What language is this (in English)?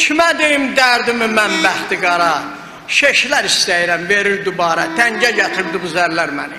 Turkish